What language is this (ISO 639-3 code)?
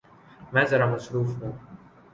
urd